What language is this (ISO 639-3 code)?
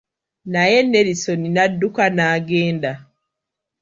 lug